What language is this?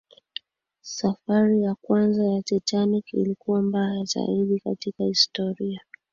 Swahili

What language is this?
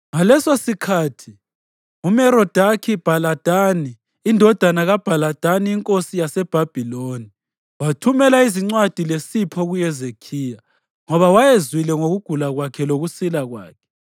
North Ndebele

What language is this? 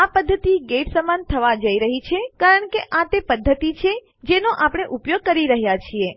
Gujarati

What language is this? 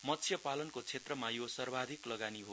Nepali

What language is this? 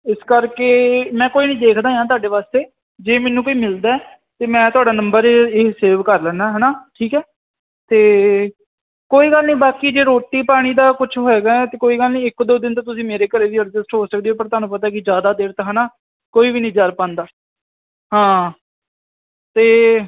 Punjabi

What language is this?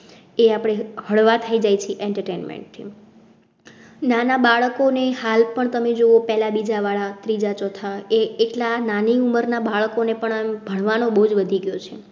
Gujarati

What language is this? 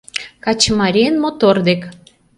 Mari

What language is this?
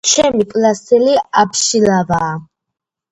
Georgian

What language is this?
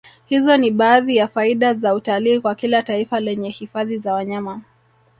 Swahili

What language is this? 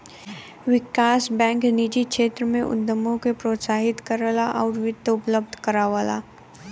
Bhojpuri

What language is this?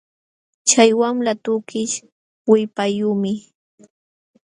Jauja Wanca Quechua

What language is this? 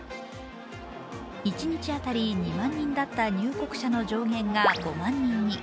Japanese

